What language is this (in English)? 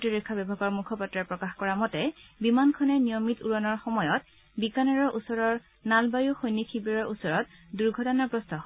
Assamese